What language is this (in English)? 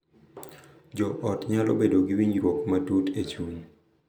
Luo (Kenya and Tanzania)